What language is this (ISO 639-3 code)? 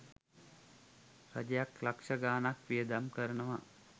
sin